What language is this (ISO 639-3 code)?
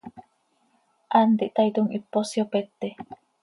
sei